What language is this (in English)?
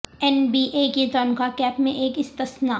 Urdu